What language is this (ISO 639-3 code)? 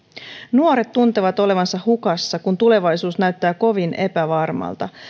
fin